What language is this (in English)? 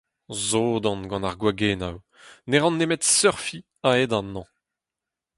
Breton